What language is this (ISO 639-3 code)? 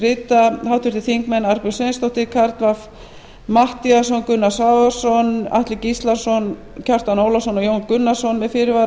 isl